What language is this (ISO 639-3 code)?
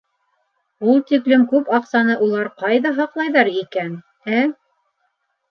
bak